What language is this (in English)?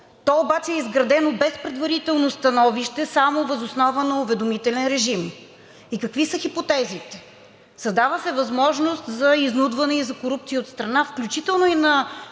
Bulgarian